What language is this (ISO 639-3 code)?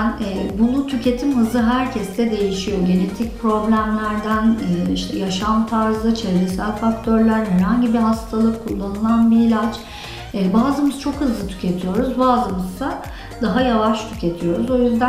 tur